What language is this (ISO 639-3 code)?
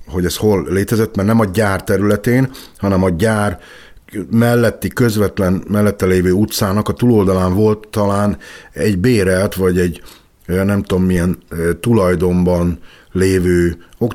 hun